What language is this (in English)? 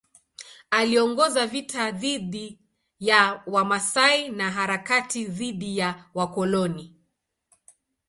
Swahili